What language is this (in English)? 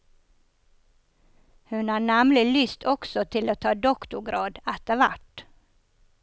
Norwegian